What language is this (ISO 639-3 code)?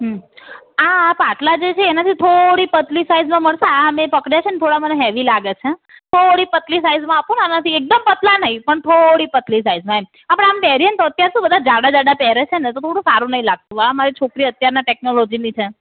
guj